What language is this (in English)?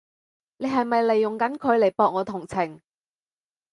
Cantonese